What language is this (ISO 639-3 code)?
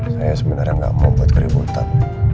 ind